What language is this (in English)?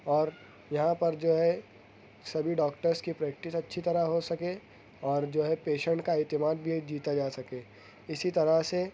Urdu